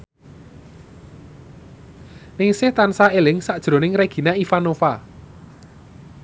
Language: Javanese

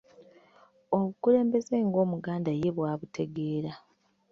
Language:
Ganda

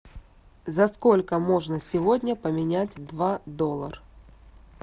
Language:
Russian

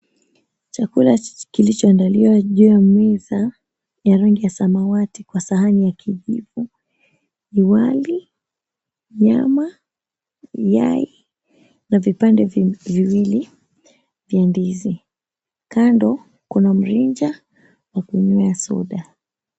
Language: Swahili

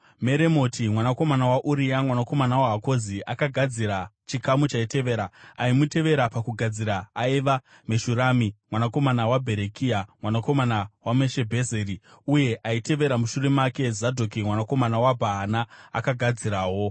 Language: Shona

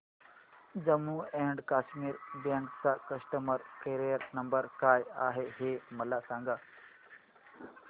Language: Marathi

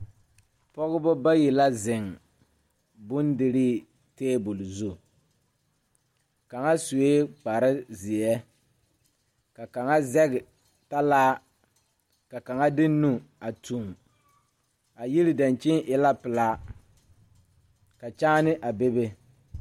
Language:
Southern Dagaare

